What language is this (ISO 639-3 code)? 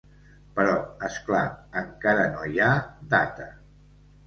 cat